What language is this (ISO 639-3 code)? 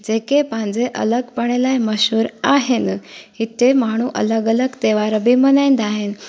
snd